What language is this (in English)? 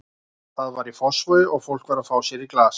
Icelandic